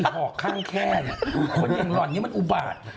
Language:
Thai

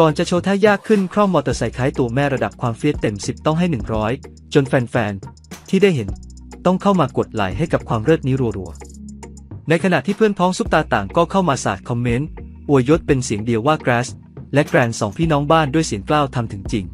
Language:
Thai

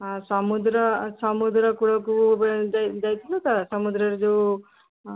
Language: Odia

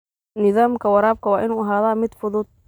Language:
Somali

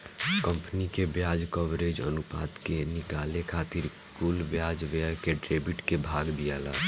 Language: Bhojpuri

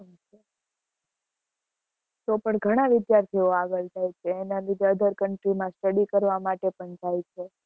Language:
Gujarati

